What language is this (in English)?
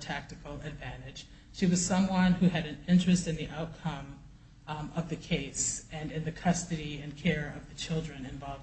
English